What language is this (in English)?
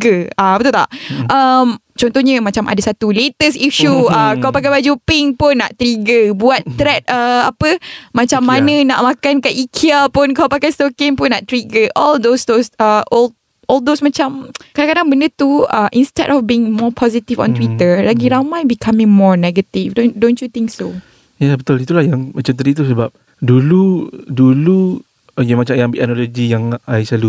Malay